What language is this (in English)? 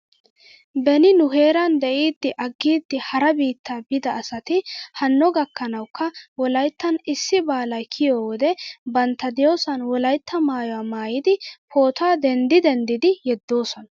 Wolaytta